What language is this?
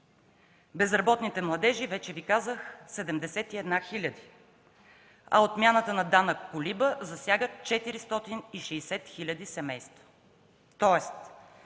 Bulgarian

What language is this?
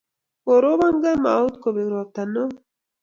Kalenjin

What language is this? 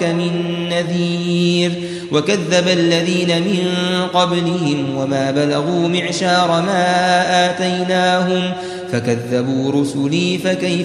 Arabic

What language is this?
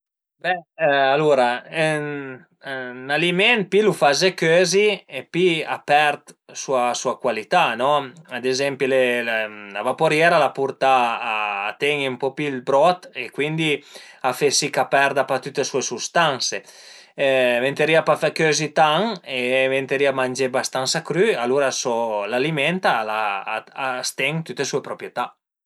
Piedmontese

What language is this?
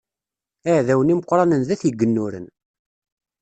Kabyle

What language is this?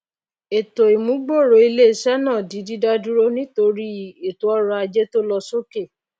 Yoruba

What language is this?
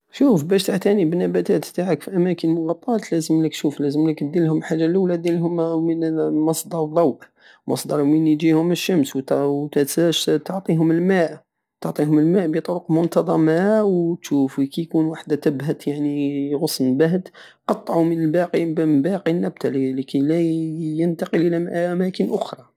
Algerian Saharan Arabic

